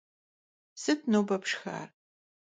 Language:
Kabardian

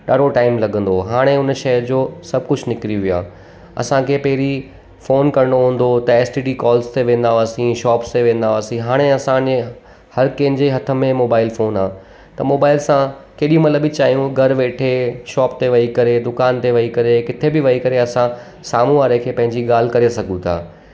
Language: Sindhi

